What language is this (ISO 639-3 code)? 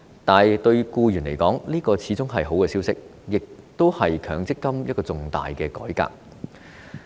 yue